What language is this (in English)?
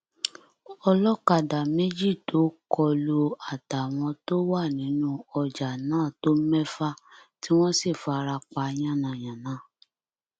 Yoruba